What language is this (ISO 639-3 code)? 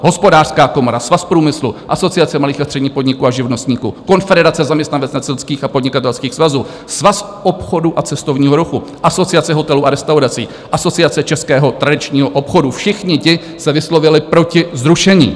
ces